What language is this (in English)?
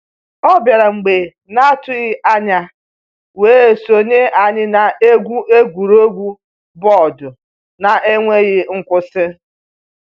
Igbo